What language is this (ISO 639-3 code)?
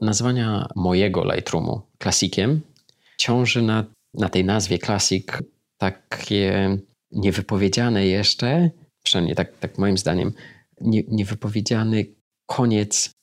pol